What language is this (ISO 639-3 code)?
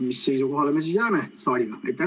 est